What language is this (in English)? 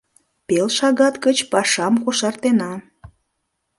Mari